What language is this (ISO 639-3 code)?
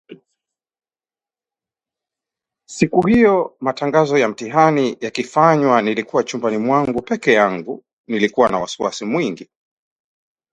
swa